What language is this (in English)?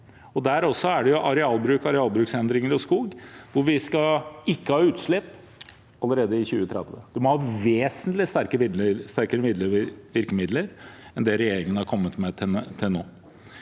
Norwegian